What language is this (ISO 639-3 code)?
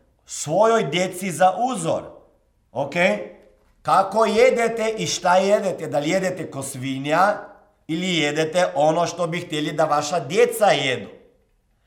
hrv